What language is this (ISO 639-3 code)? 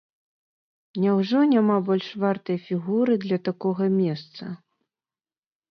bel